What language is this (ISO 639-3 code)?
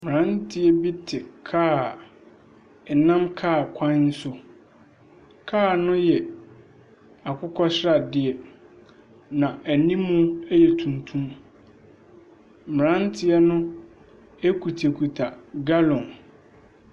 aka